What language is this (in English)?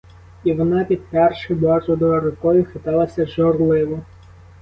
Ukrainian